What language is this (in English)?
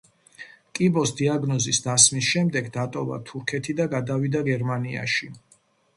Georgian